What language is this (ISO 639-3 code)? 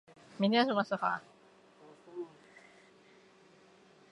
zho